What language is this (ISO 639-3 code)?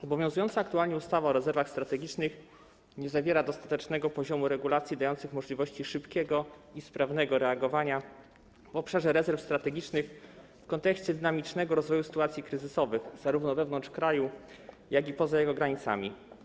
pol